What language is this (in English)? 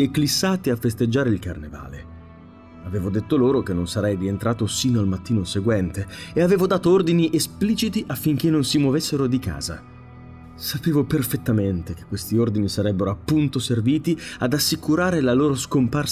Italian